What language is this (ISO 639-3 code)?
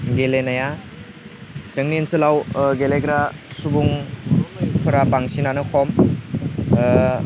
brx